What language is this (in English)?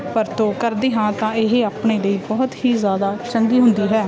Punjabi